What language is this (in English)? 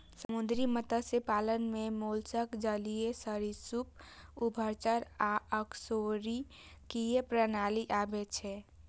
Maithili